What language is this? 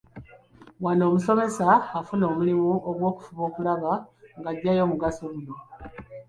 Ganda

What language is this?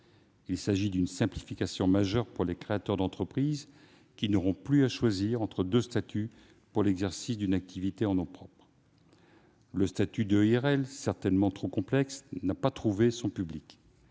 French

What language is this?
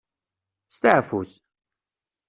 Kabyle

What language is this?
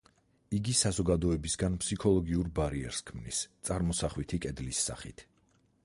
Georgian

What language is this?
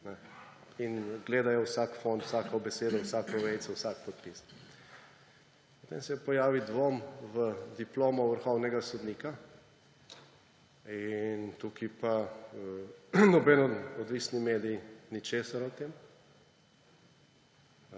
Slovenian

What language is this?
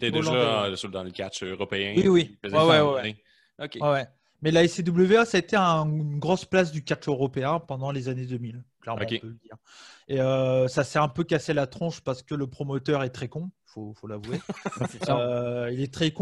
French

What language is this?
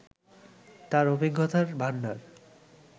Bangla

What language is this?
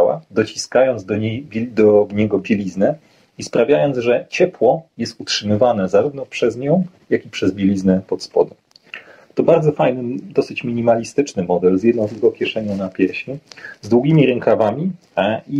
Polish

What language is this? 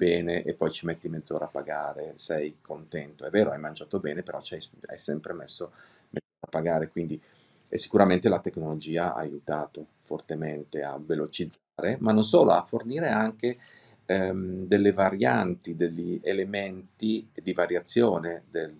Italian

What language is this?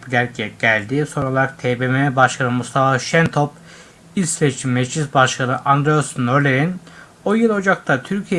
Turkish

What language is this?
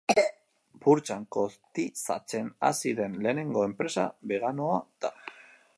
Basque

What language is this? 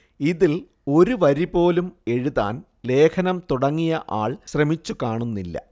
Malayalam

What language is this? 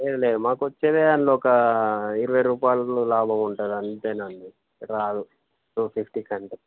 Telugu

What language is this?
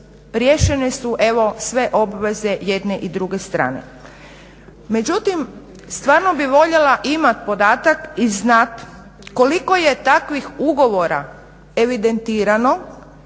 Croatian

